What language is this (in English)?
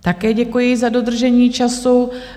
Czech